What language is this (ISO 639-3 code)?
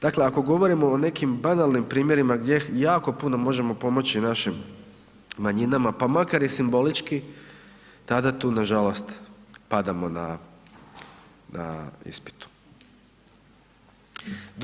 hrv